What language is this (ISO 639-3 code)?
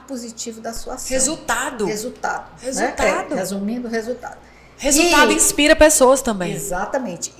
por